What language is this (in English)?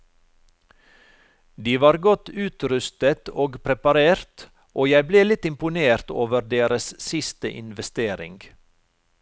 Norwegian